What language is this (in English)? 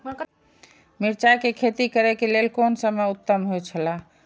Maithili